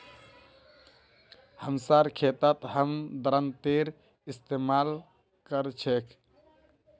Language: Magahi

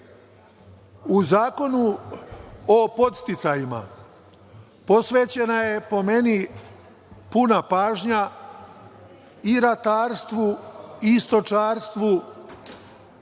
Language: Serbian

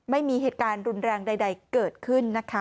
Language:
Thai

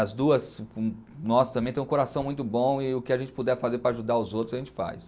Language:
Portuguese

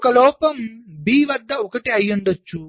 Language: Telugu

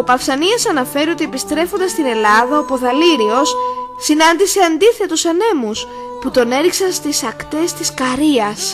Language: Greek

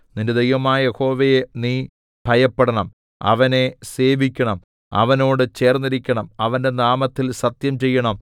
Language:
Malayalam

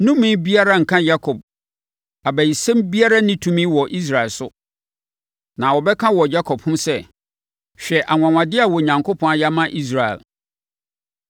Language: Akan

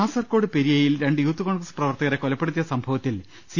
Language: Malayalam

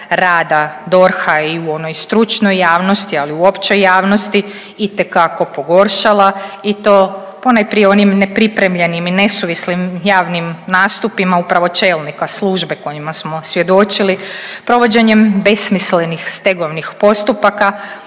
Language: Croatian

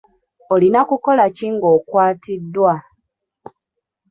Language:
Ganda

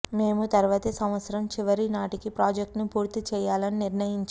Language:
Telugu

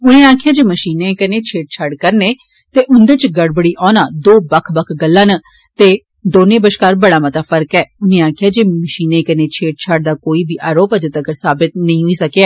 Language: Dogri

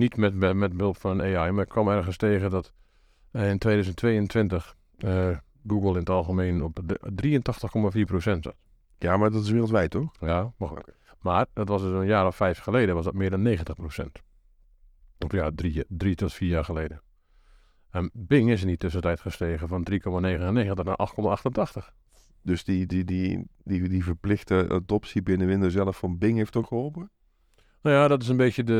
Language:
Dutch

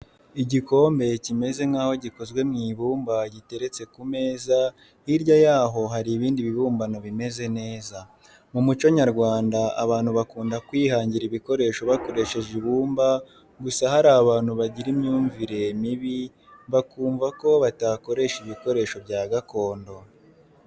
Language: Kinyarwanda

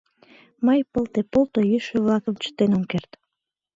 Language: Mari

